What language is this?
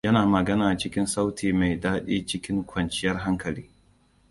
Hausa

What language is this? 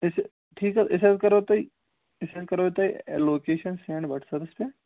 Kashmiri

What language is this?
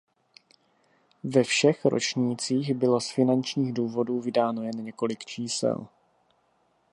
Czech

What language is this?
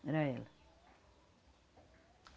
Portuguese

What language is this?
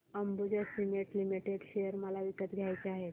Marathi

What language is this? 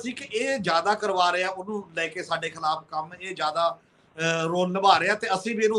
Hindi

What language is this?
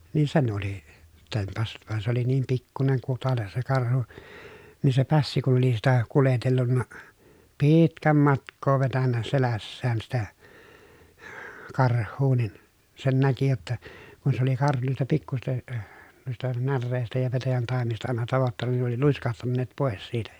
Finnish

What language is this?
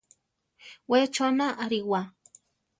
Central Tarahumara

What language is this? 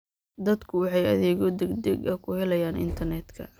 Somali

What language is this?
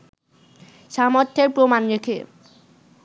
Bangla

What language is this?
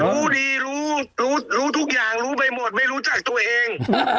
Thai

